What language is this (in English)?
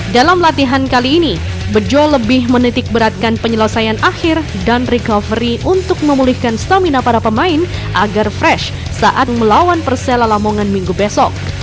Indonesian